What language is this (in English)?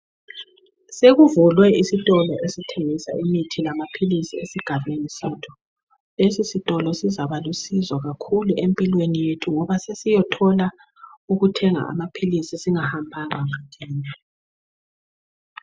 North Ndebele